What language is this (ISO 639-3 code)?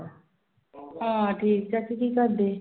pan